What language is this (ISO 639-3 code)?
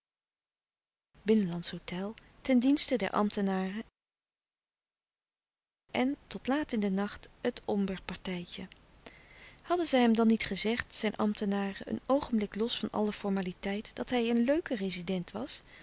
nld